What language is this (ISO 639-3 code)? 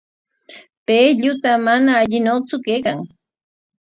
qwa